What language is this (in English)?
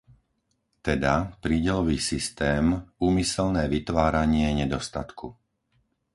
Slovak